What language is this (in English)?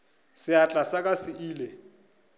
Northern Sotho